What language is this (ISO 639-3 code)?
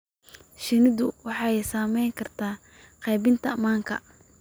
som